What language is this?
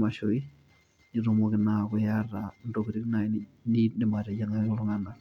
Masai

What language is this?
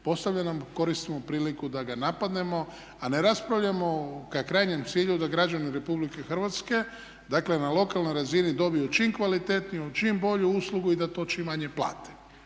Croatian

